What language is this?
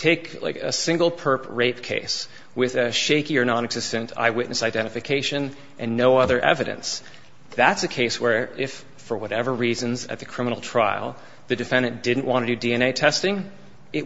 English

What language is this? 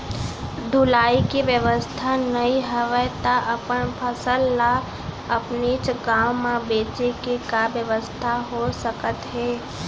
Chhattisgarhi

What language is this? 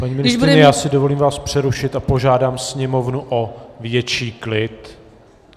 Czech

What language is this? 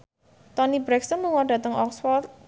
Javanese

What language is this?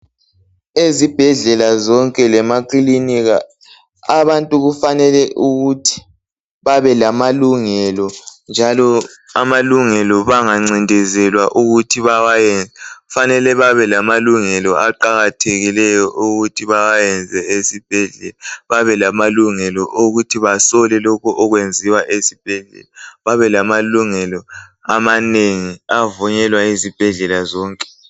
North Ndebele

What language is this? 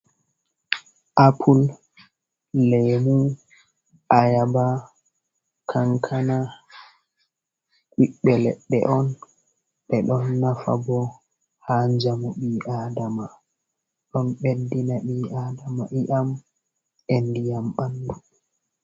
Fula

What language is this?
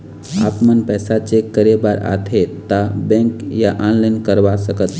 Chhattisgarhi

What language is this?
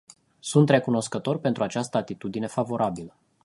Romanian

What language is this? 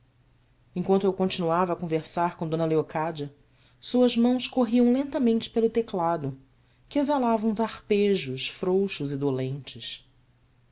Portuguese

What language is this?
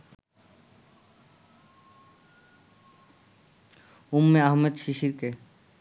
Bangla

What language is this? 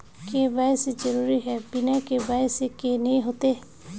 Magahi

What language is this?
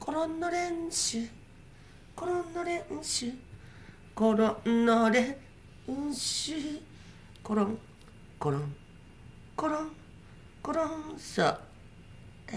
Japanese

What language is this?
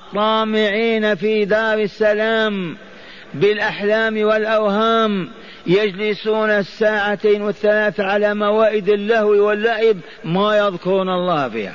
Arabic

